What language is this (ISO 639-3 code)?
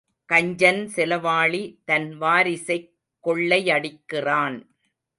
tam